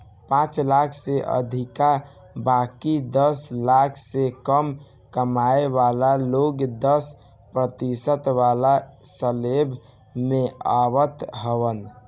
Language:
Bhojpuri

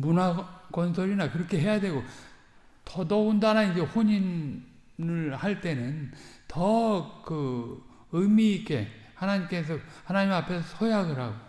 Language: Korean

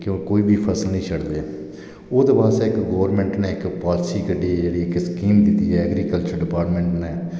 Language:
Dogri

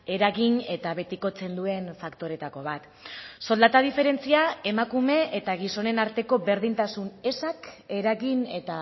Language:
Basque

